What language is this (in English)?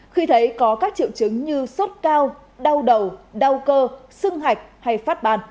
Vietnamese